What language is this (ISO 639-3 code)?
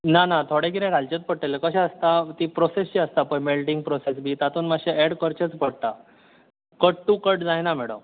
kok